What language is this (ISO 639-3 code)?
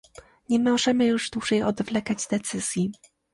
pol